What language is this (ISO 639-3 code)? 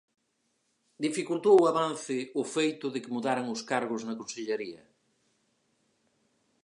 glg